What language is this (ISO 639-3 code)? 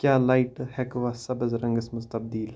kas